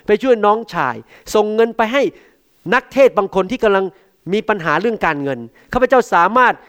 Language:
Thai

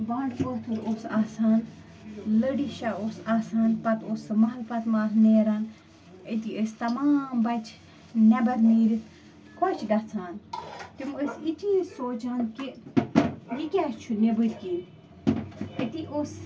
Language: Kashmiri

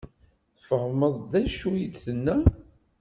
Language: Kabyle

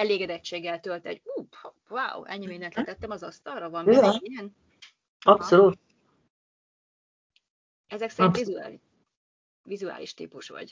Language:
Hungarian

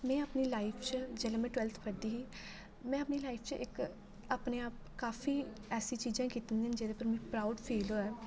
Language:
Dogri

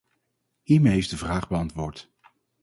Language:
Dutch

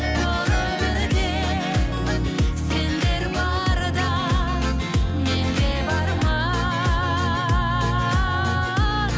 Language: Kazakh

